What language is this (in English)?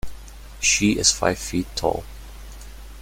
English